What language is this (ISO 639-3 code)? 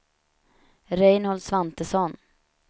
swe